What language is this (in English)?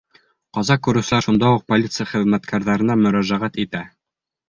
Bashkir